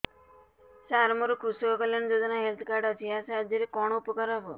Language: Odia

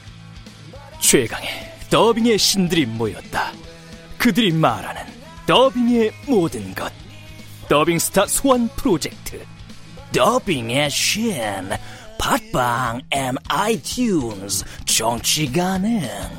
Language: Korean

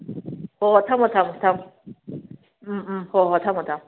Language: Manipuri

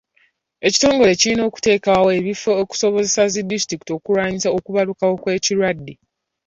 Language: Ganda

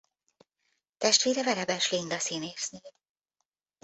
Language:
Hungarian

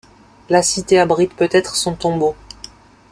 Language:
French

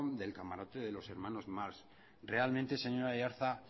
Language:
Spanish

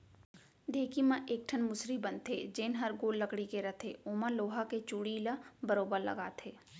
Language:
Chhattisgarhi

